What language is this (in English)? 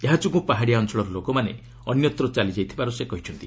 Odia